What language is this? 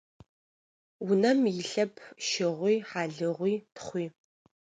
Adyghe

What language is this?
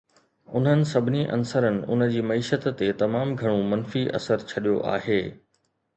Sindhi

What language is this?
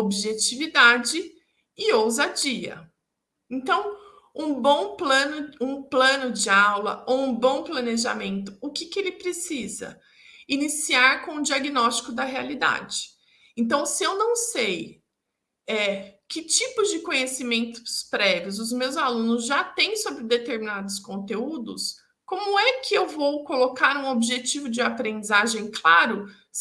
Portuguese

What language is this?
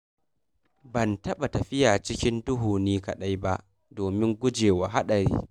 Hausa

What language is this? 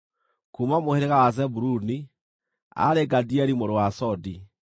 Kikuyu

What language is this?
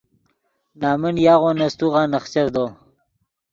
Yidgha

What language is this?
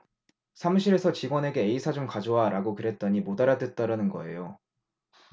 Korean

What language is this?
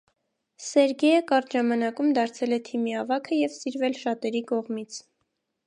Armenian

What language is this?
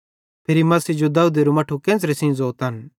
Bhadrawahi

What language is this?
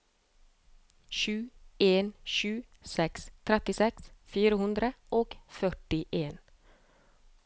Norwegian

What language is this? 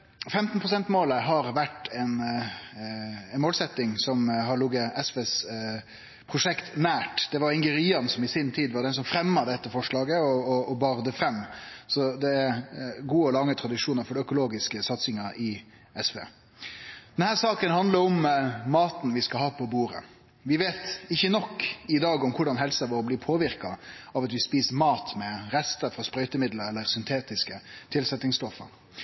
Norwegian Nynorsk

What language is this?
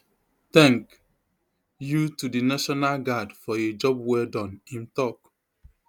Nigerian Pidgin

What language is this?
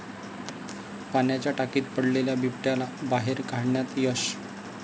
Marathi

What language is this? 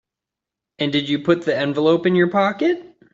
English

